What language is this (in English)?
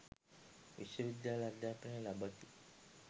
Sinhala